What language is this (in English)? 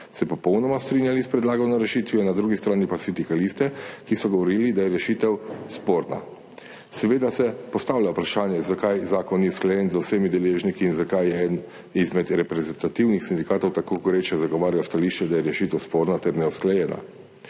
Slovenian